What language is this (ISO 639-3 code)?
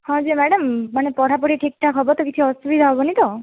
ori